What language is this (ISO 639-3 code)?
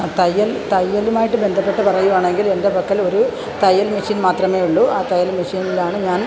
mal